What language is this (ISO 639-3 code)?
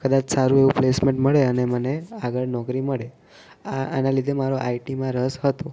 guj